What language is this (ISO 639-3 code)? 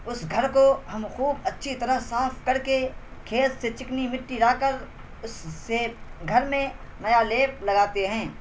urd